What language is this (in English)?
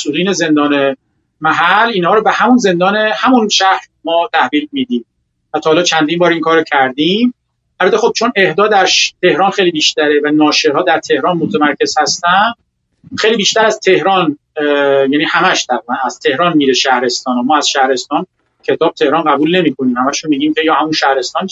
Persian